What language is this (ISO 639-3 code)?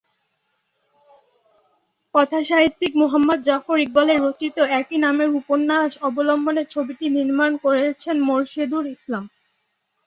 ben